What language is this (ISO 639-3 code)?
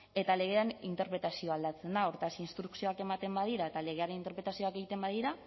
eus